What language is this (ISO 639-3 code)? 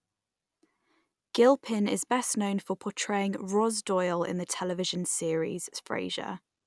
eng